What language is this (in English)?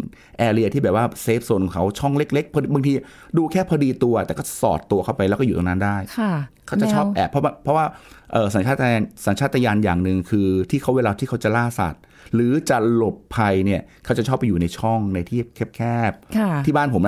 Thai